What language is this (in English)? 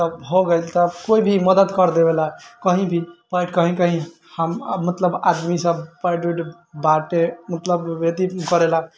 Maithili